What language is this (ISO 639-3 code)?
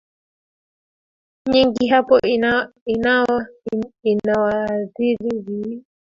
swa